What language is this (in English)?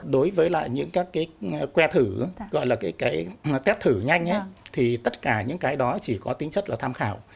Vietnamese